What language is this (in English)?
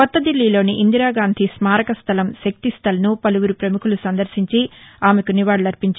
Telugu